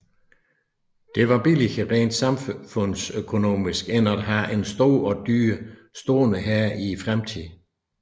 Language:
Danish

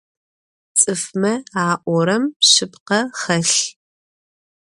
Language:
Adyghe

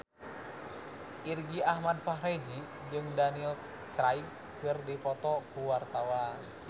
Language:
Sundanese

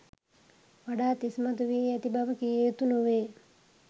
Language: Sinhala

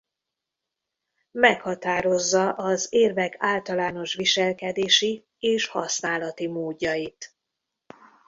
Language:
Hungarian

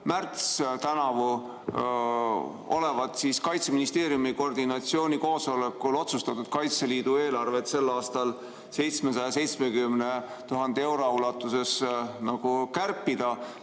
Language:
Estonian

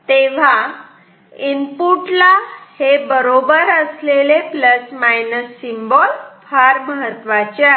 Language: Marathi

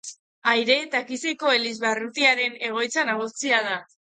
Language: Basque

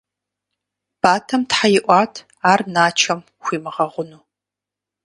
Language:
Kabardian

